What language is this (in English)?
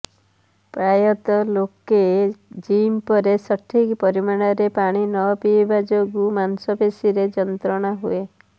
Odia